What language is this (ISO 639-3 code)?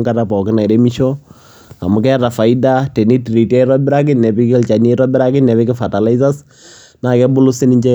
mas